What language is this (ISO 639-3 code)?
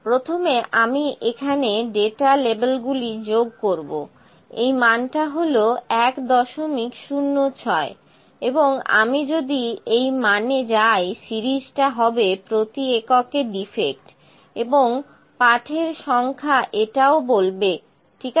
ben